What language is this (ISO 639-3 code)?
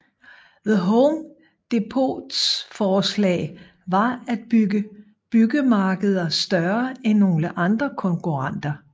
dan